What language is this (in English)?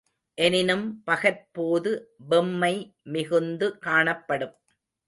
Tamil